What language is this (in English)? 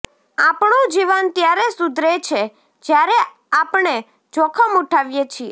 Gujarati